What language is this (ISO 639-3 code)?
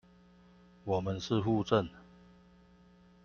zho